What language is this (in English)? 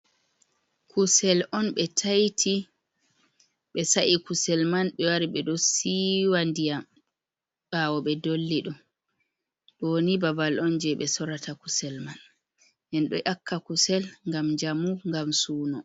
Fula